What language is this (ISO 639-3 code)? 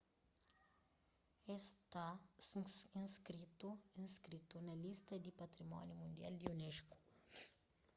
kea